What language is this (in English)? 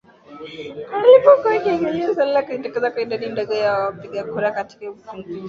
Swahili